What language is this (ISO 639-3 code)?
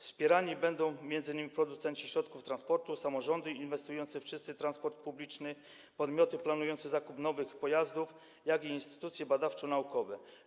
pol